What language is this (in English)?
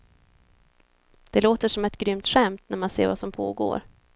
Swedish